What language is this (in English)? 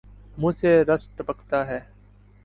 Urdu